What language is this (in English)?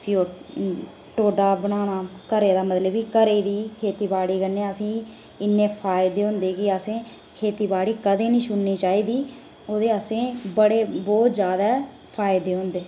Dogri